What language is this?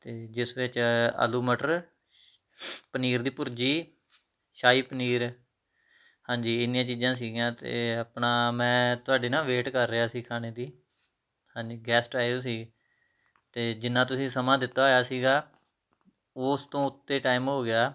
Punjabi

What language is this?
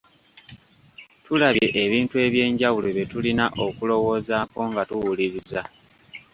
Ganda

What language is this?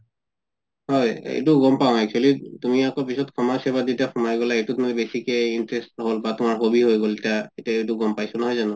Assamese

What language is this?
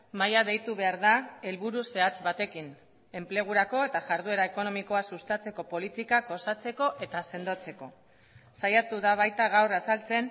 Basque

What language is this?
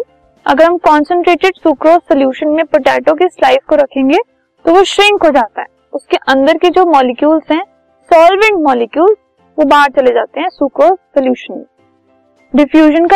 Hindi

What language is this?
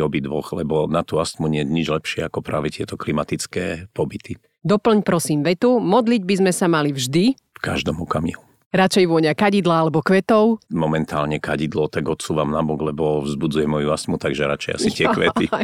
Slovak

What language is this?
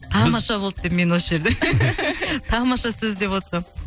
Kazakh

